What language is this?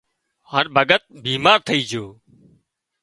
Wadiyara Koli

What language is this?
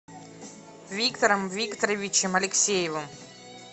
Russian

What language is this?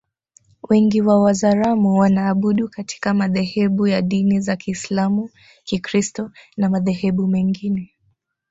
Swahili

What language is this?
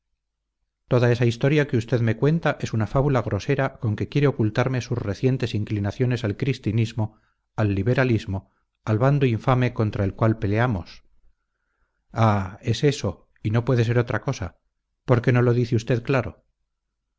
Spanish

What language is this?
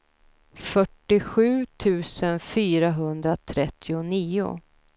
Swedish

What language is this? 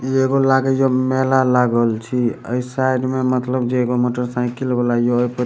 Maithili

